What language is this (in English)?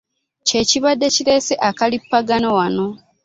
Ganda